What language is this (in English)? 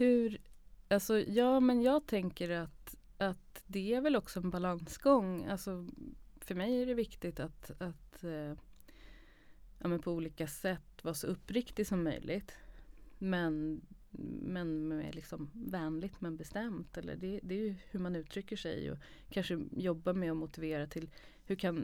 Swedish